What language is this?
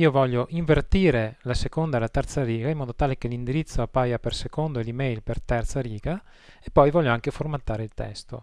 Italian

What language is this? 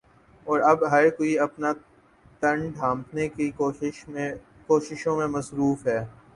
Urdu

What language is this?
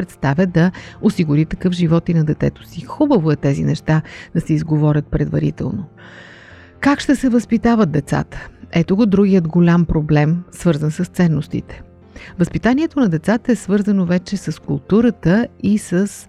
Bulgarian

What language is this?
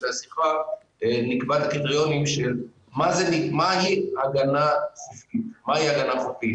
Hebrew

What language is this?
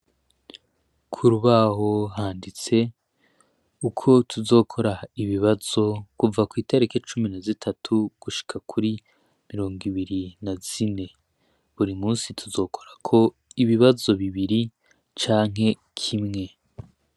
Rundi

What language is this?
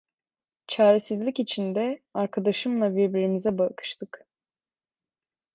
Turkish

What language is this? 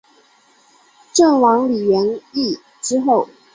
Chinese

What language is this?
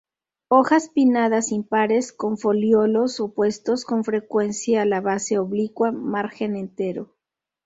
Spanish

